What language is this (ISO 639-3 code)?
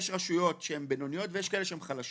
heb